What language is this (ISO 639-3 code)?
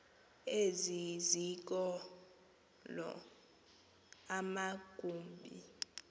xho